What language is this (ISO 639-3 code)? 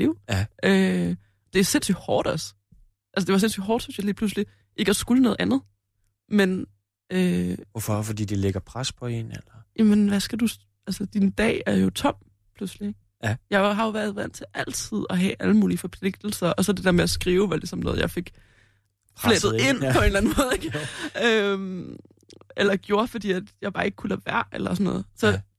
dan